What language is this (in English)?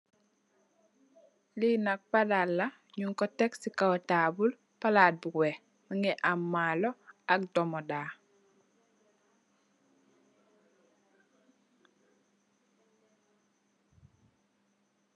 Wolof